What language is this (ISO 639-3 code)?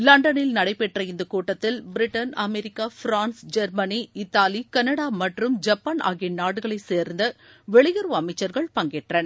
tam